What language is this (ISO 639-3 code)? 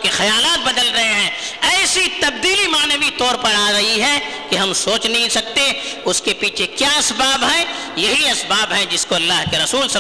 urd